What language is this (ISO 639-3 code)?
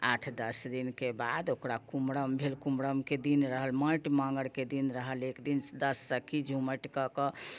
mai